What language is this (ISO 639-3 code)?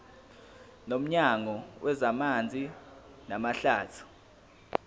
zul